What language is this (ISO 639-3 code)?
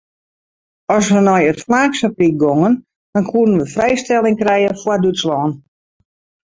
fry